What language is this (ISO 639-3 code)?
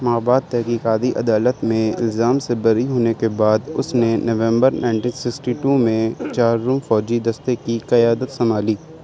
urd